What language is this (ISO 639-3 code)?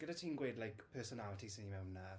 cym